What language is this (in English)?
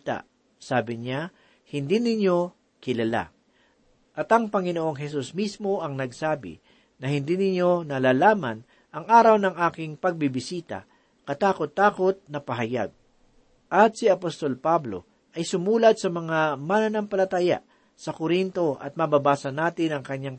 Filipino